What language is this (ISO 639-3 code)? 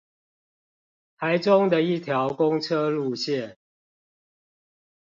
zho